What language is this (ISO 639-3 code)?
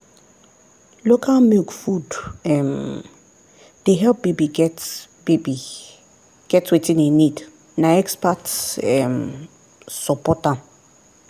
pcm